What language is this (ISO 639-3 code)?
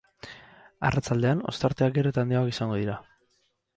eus